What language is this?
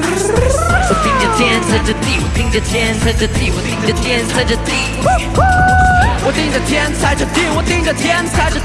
Chinese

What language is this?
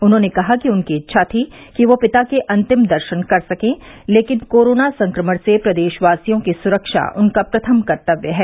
Hindi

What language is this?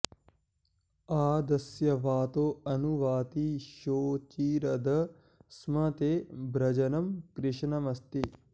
Sanskrit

